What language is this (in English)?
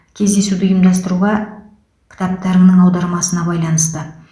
Kazakh